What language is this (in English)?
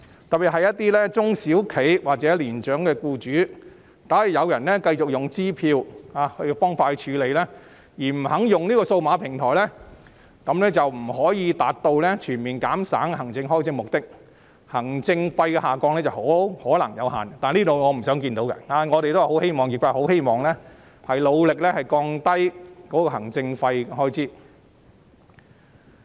Cantonese